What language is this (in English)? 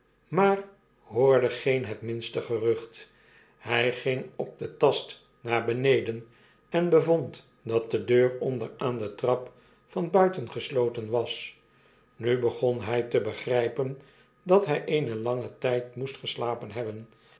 Dutch